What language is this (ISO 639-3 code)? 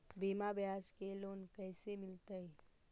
mag